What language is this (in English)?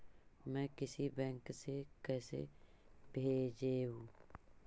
Magahi